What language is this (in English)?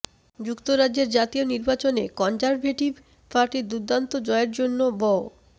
Bangla